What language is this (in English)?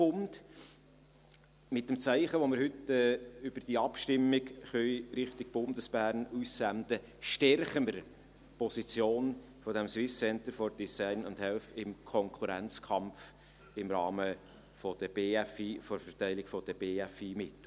Swiss German